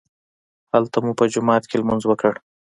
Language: Pashto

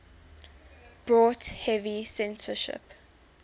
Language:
English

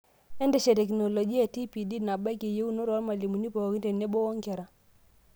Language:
Masai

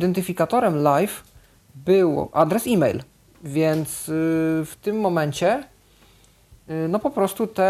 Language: Polish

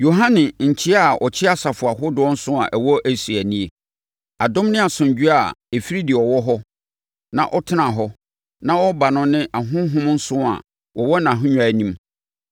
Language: Akan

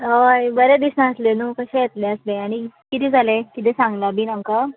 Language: Konkani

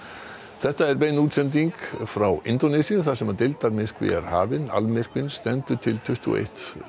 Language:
Icelandic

